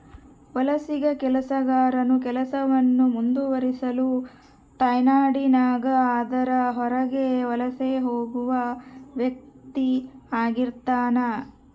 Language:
Kannada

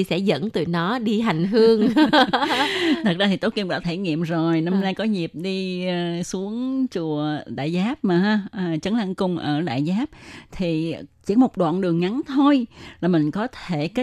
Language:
Vietnamese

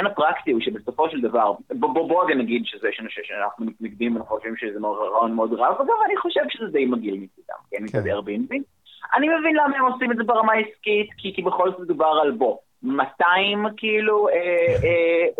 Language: Hebrew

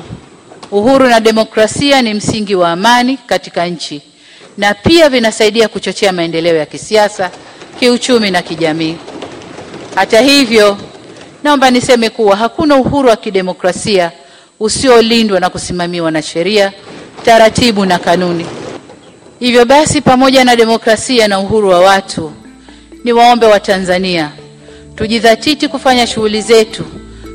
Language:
Swahili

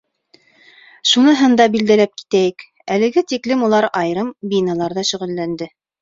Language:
Bashkir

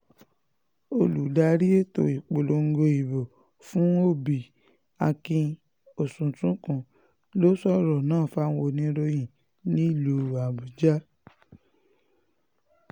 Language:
Yoruba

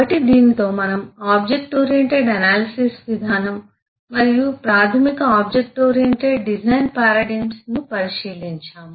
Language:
Telugu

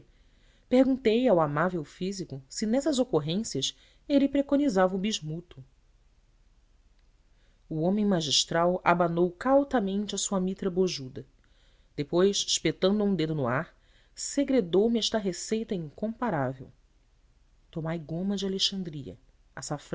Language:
Portuguese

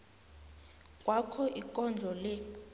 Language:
South Ndebele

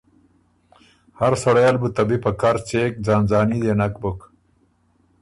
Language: Ormuri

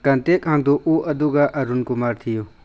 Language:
Manipuri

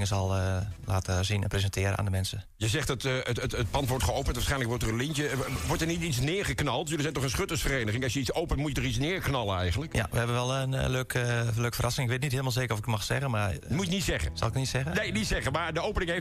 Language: Dutch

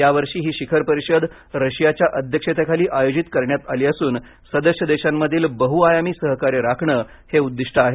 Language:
Marathi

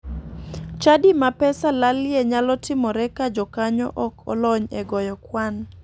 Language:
Luo (Kenya and Tanzania)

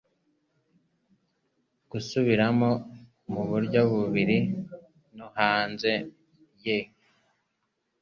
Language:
Kinyarwanda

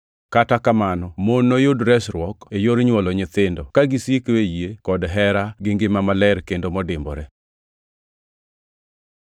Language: Luo (Kenya and Tanzania)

